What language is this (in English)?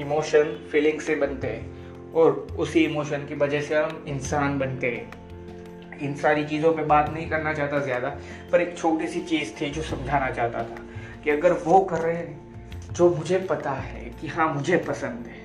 Hindi